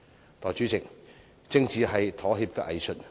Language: Cantonese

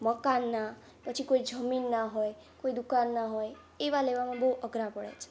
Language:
Gujarati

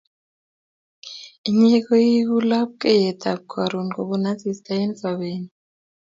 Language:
Kalenjin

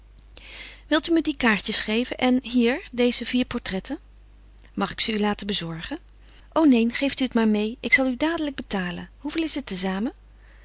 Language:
Dutch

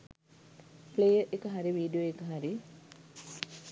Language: Sinhala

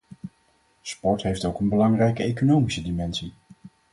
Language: Dutch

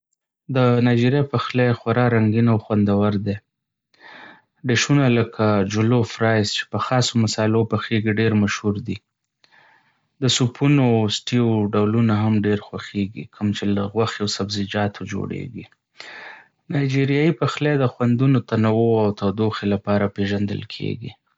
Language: Pashto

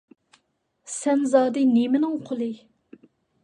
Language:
Uyghur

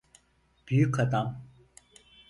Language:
Turkish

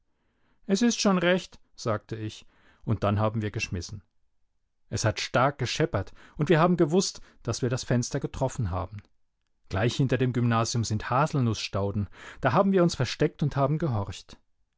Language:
German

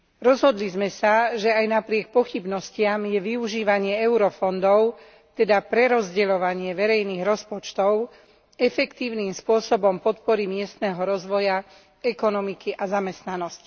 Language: Slovak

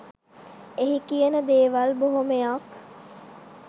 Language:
Sinhala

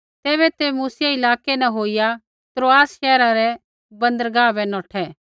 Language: Kullu Pahari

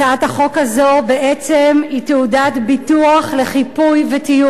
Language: Hebrew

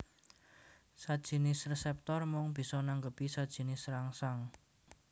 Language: Javanese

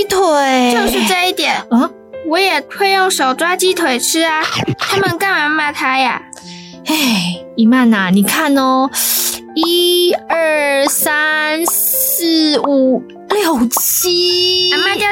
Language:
Chinese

